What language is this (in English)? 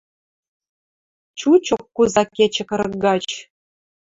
Western Mari